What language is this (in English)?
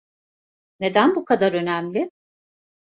Turkish